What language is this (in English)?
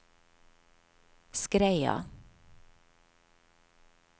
Norwegian